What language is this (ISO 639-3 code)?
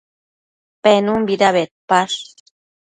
mcf